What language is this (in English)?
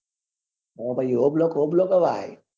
Gujarati